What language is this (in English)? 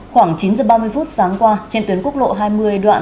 Vietnamese